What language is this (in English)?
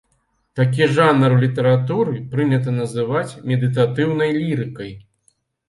Belarusian